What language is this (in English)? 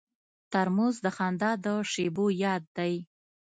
Pashto